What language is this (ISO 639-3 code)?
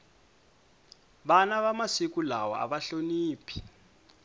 tso